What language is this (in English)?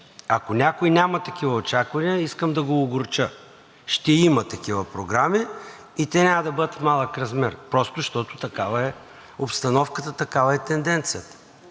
Bulgarian